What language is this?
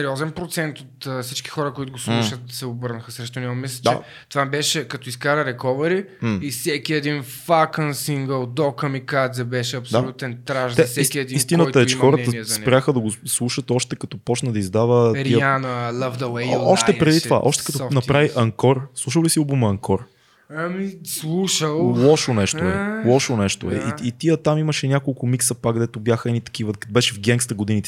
Bulgarian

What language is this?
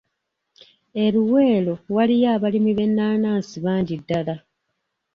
Ganda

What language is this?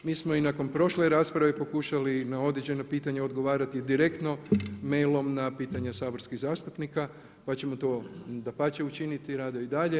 Croatian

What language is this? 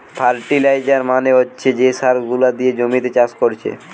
Bangla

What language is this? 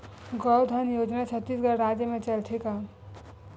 Chhattisgarhi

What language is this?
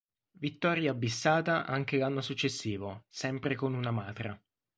Italian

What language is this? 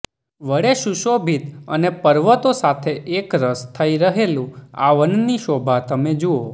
Gujarati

